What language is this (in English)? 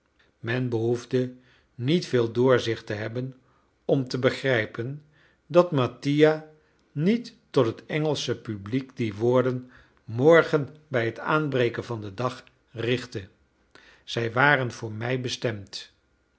Dutch